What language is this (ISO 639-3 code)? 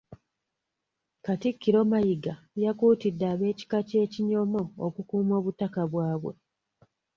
lug